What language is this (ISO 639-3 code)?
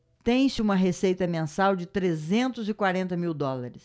por